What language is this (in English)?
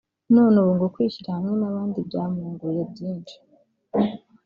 Kinyarwanda